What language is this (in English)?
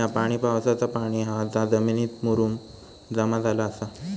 Marathi